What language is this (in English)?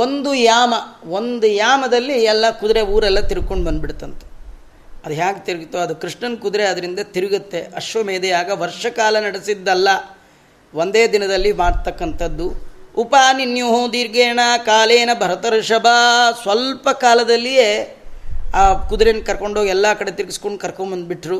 Kannada